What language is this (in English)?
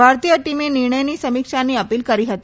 Gujarati